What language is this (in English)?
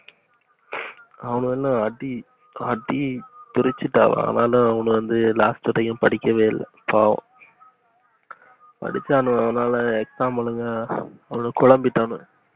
Tamil